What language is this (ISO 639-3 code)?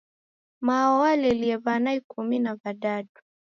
dav